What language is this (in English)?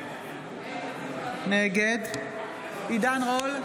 Hebrew